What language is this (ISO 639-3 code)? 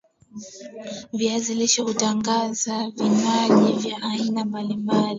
swa